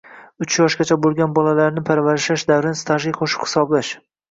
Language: Uzbek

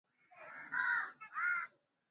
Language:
Swahili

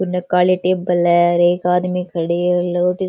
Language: Rajasthani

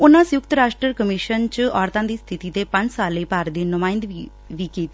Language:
Punjabi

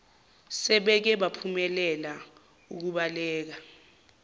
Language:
Zulu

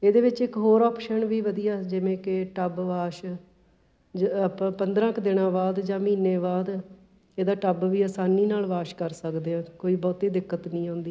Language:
Punjabi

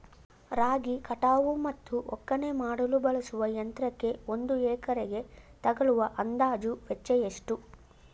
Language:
Kannada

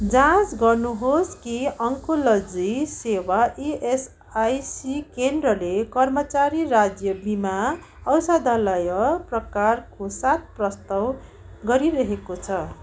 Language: Nepali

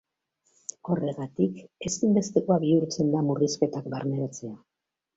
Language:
Basque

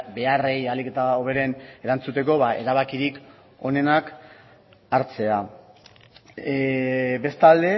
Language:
Basque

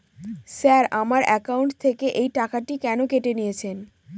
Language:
Bangla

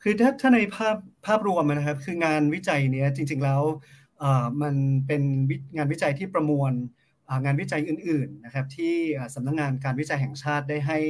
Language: Thai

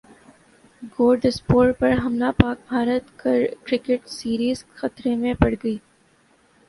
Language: Urdu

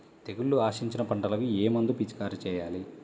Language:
Telugu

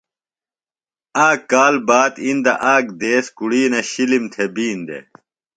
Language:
Phalura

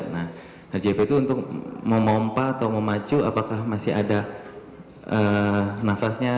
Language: Indonesian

